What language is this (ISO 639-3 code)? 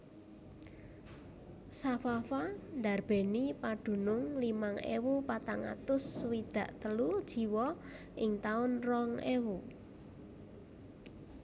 jav